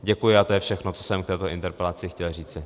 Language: Czech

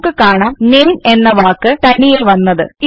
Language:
Malayalam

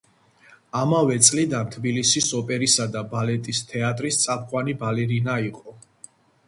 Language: Georgian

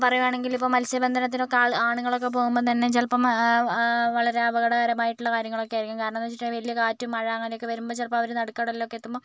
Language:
Malayalam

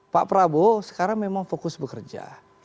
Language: Indonesian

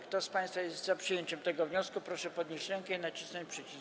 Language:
Polish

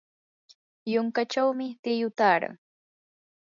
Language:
Yanahuanca Pasco Quechua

